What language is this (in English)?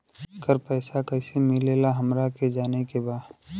Bhojpuri